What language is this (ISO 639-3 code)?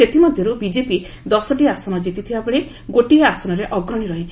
ori